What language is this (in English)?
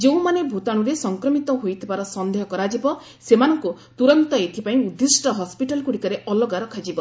Odia